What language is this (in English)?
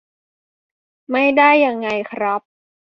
Thai